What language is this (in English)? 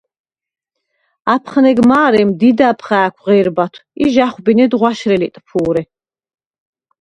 Svan